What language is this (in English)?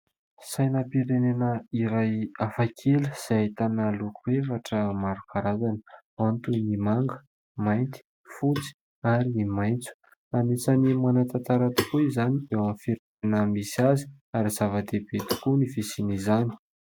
Malagasy